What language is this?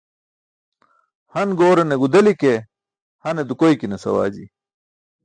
Burushaski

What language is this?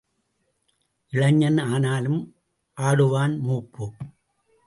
Tamil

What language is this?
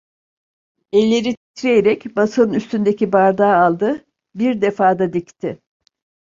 Turkish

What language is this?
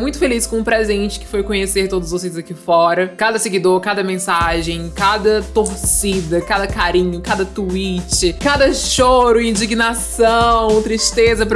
Portuguese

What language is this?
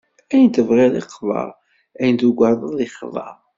Kabyle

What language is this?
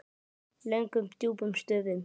Icelandic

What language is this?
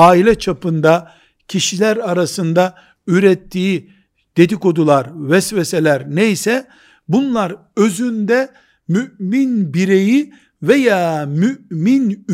Turkish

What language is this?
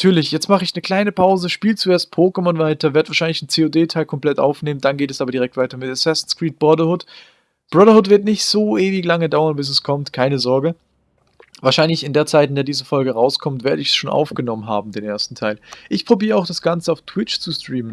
German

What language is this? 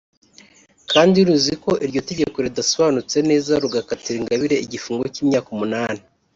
Kinyarwanda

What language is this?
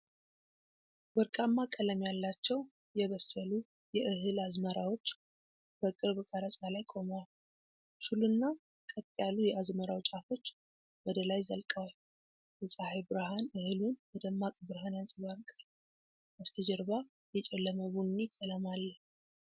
Amharic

